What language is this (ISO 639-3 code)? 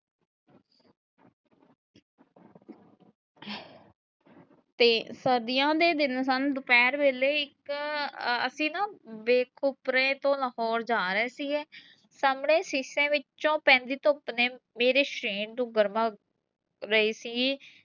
pan